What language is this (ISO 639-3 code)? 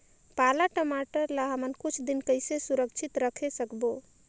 hne